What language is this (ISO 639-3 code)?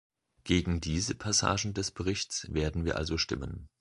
deu